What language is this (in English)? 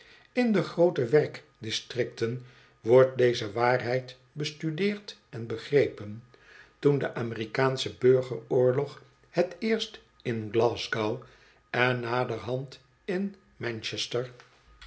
Dutch